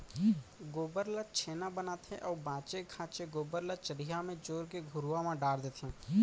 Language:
Chhattisgarhi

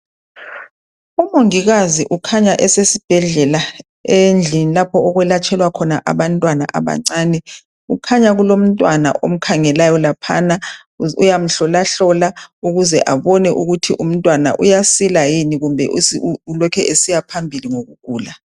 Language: North Ndebele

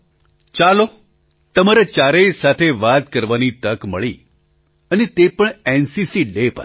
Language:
Gujarati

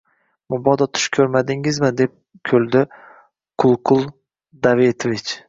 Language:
Uzbek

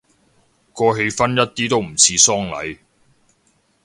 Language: Cantonese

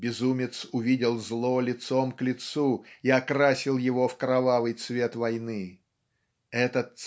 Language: Russian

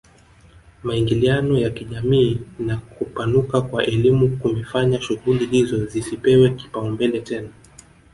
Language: Swahili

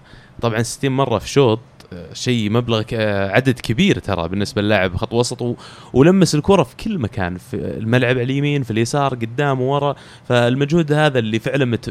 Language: Arabic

